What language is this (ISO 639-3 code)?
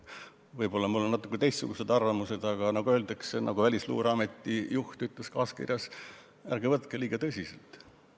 est